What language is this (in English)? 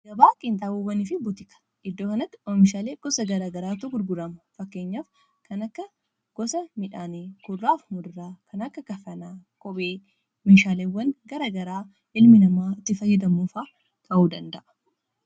Oromo